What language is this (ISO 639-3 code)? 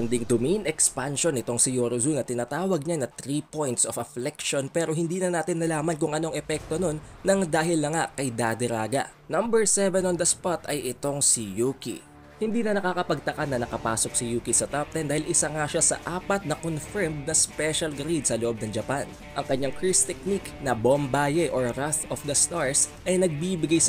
fil